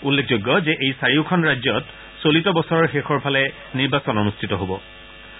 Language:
Assamese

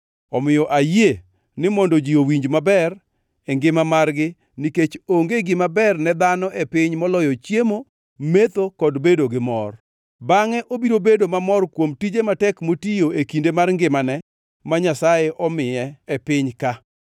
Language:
Luo (Kenya and Tanzania)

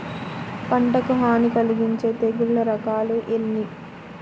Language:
Telugu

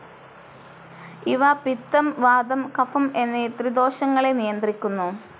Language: Malayalam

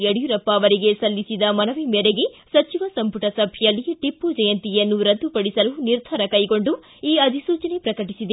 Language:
Kannada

